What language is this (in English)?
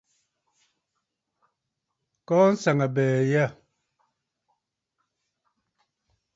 Bafut